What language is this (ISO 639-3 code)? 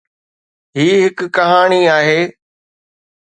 snd